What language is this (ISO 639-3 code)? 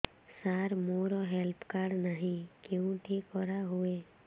ori